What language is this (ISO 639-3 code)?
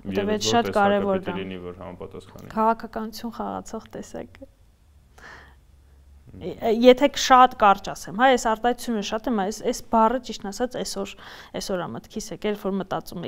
ron